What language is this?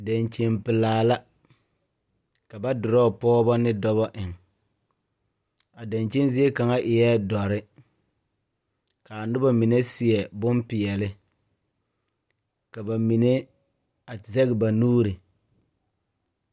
Southern Dagaare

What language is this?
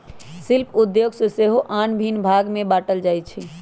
Magahi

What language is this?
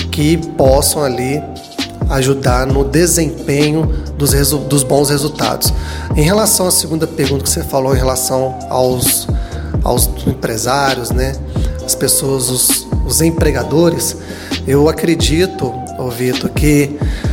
Portuguese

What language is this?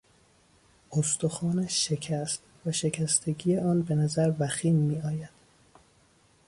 Persian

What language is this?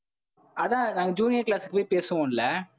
Tamil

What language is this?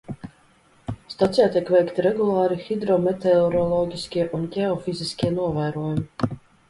Latvian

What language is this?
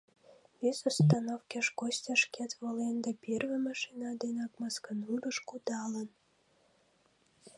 Mari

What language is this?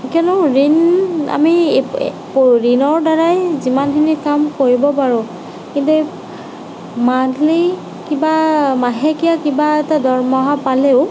Assamese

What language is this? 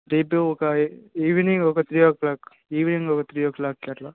Telugu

